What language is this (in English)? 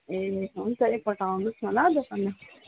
Nepali